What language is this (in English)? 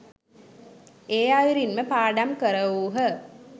Sinhala